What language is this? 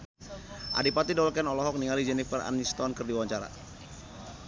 Sundanese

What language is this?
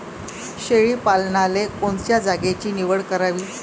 Marathi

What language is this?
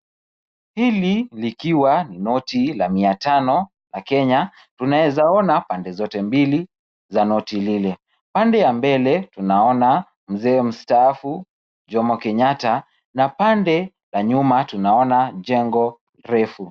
Swahili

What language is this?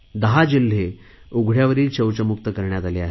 Marathi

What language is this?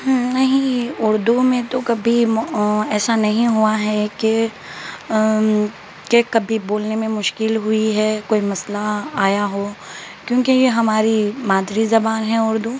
Urdu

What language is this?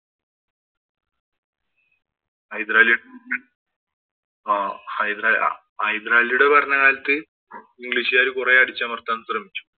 Malayalam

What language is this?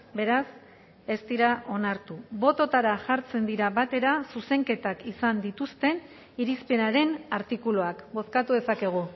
Basque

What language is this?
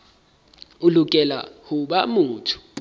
Southern Sotho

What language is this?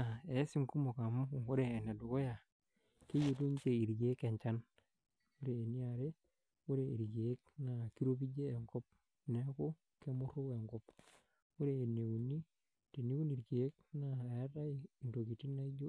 Masai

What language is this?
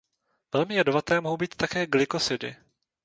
Czech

